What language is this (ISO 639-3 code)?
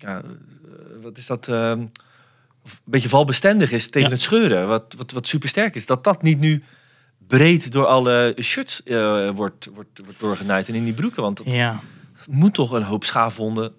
nld